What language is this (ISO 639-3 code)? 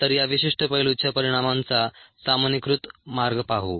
mar